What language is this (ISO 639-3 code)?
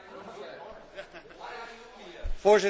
nld